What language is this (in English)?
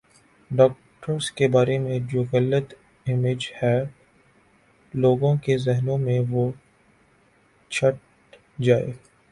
Urdu